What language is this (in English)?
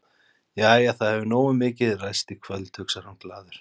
Icelandic